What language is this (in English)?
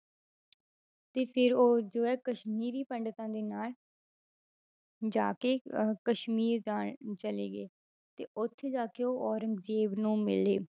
Punjabi